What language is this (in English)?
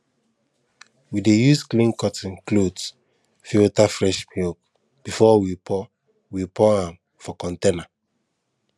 Nigerian Pidgin